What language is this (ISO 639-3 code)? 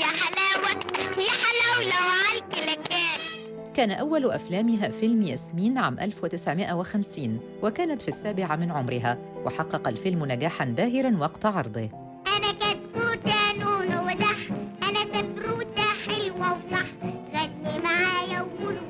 ara